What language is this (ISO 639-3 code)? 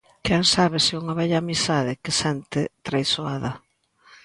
glg